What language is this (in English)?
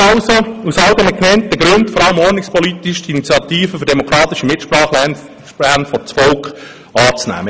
Swiss German